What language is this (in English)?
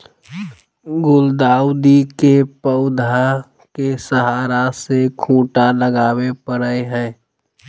Magahi